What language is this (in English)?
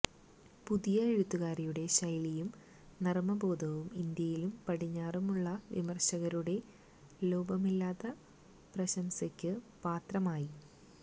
Malayalam